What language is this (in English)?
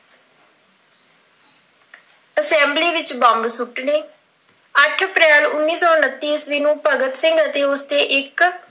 Punjabi